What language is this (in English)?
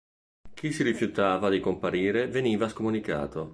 Italian